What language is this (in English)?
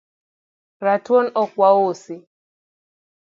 Luo (Kenya and Tanzania)